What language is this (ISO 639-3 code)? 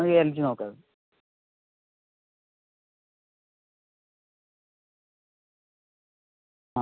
mal